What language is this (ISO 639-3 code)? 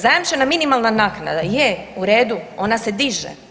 hrv